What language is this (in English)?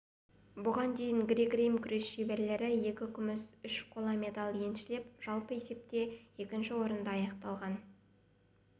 Kazakh